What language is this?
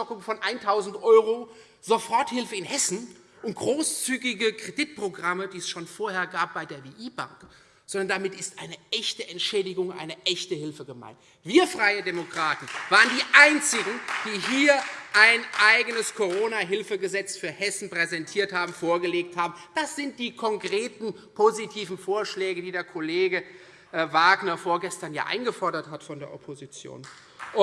German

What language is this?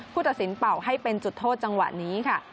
Thai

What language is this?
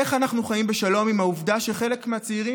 Hebrew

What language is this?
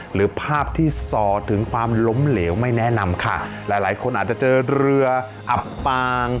Thai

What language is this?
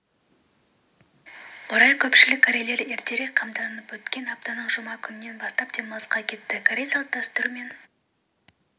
Kazakh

